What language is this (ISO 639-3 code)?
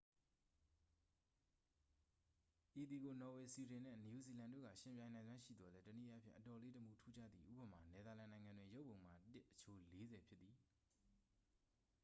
mya